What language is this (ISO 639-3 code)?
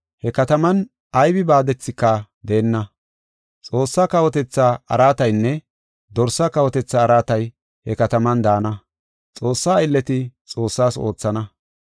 gof